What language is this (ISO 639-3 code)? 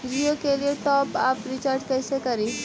mag